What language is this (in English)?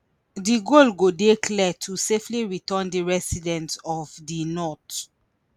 Nigerian Pidgin